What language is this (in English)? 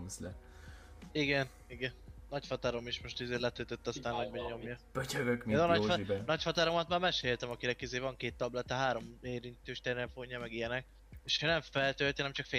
Hungarian